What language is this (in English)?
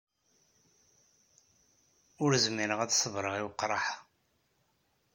Kabyle